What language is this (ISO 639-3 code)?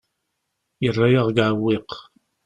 kab